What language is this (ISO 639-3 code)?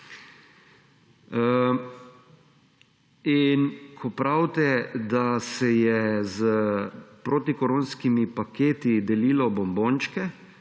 slv